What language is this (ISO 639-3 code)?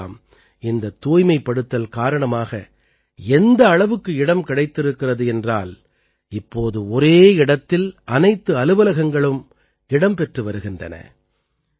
tam